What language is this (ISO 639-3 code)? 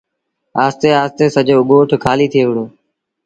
sbn